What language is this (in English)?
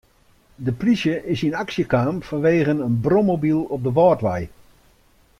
Western Frisian